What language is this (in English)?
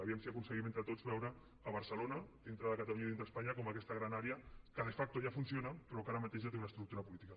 Catalan